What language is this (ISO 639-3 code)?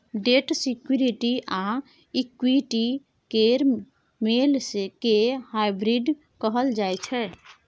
mai